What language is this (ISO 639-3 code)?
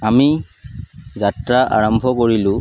asm